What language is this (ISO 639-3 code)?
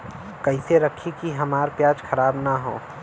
bho